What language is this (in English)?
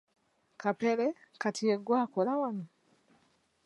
Ganda